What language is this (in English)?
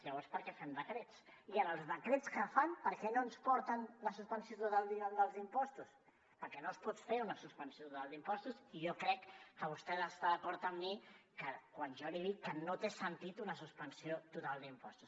Catalan